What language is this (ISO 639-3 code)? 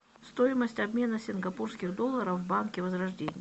rus